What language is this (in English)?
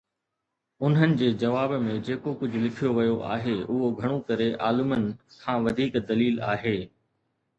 Sindhi